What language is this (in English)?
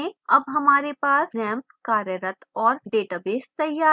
Hindi